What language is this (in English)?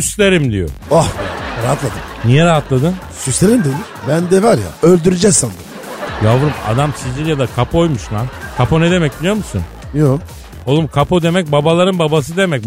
Turkish